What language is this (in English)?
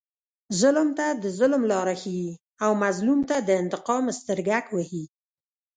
Pashto